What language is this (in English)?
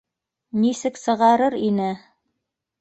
Bashkir